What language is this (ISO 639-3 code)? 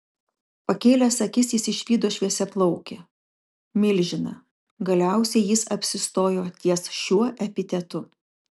lit